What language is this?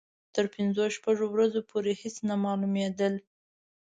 Pashto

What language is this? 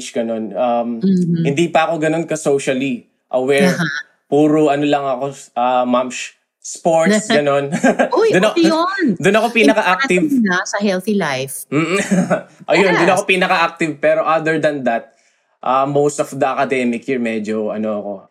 Filipino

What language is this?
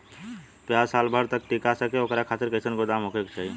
Bhojpuri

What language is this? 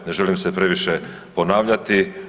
Croatian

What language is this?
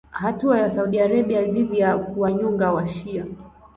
Swahili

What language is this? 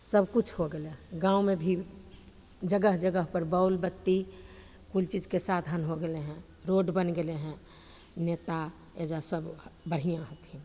Maithili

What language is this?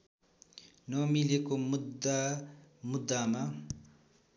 Nepali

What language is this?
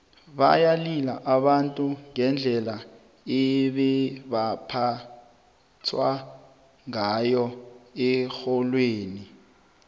South Ndebele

